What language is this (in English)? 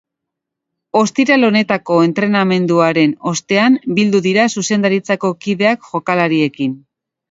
Basque